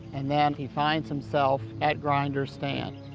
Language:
English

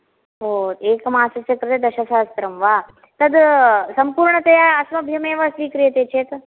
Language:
Sanskrit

